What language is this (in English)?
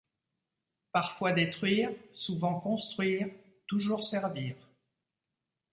French